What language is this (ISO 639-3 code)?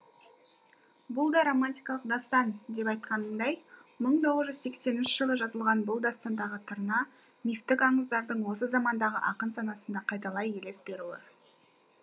kaz